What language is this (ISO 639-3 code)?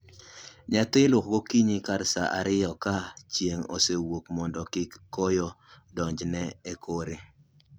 luo